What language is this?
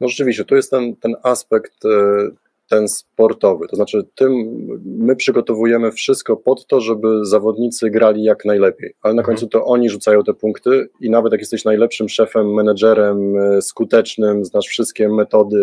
Polish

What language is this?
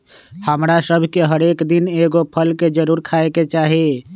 Magahi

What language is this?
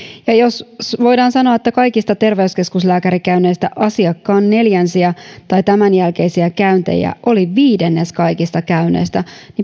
Finnish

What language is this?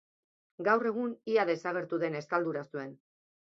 Basque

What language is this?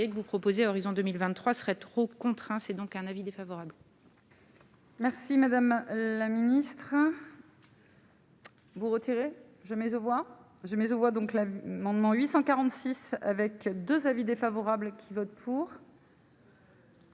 French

